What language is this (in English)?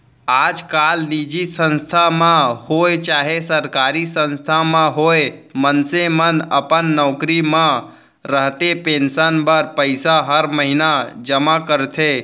Chhattisgarhi